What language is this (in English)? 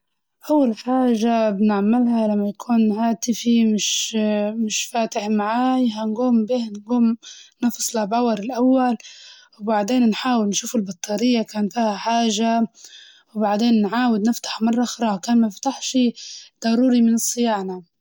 Libyan Arabic